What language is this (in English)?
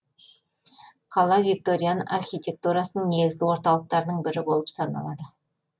Kazakh